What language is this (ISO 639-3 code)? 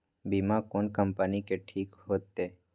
mai